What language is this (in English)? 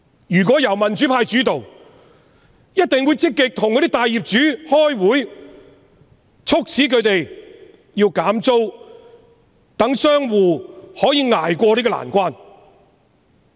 Cantonese